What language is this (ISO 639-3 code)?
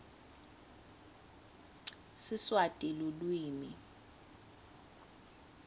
ssw